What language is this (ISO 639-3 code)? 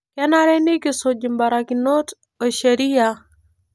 mas